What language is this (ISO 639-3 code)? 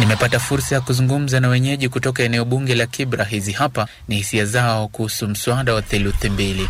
swa